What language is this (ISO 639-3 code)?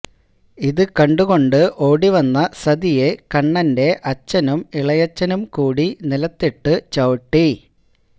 mal